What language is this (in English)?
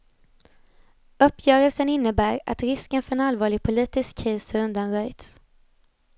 Swedish